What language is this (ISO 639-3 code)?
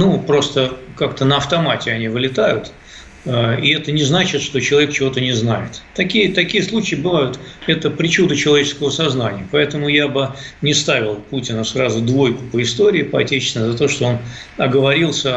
rus